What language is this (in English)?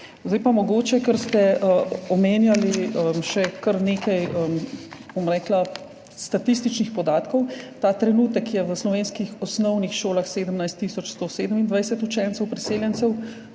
Slovenian